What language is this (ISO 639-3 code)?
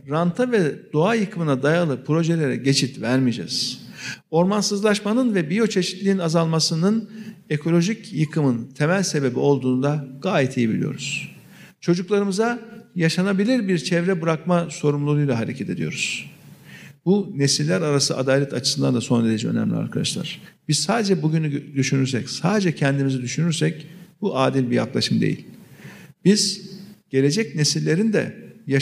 tur